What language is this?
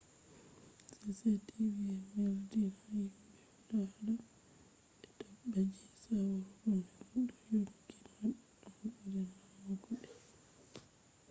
Fula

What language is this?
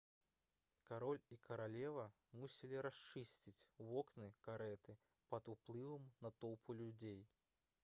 Belarusian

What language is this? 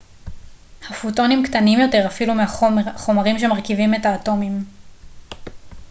Hebrew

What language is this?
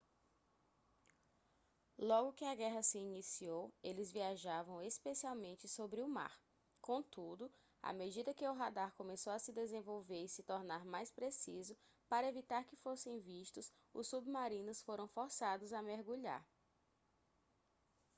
Portuguese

